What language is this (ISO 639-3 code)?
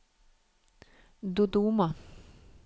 nor